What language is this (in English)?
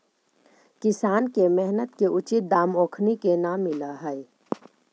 Magahi